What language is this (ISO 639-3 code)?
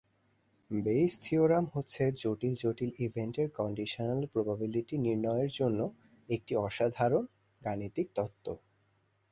ben